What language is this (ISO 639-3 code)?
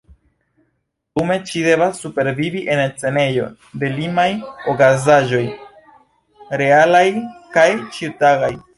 epo